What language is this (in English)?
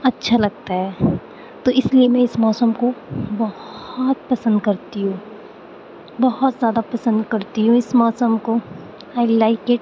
Urdu